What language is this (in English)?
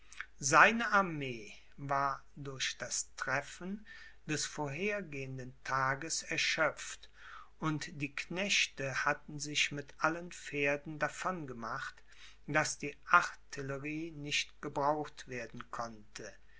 German